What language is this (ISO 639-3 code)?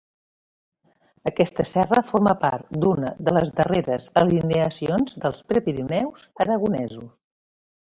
cat